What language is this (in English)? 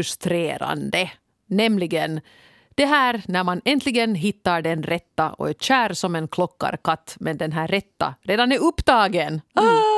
Swedish